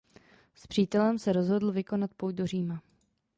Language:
Czech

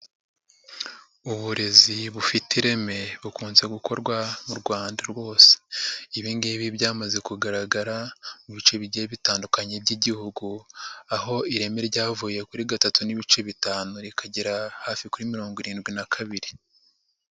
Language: Kinyarwanda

